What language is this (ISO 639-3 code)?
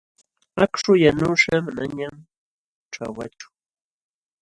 qxw